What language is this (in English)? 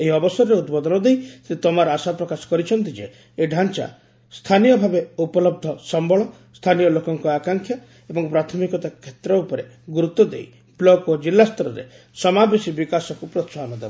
Odia